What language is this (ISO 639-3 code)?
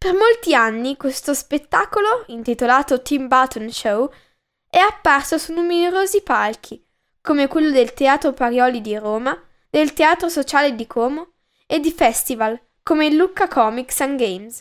ita